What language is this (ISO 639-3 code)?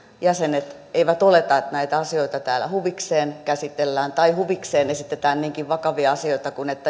fin